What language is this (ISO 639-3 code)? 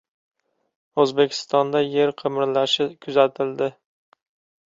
uzb